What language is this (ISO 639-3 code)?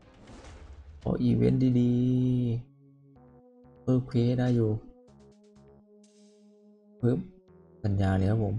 tha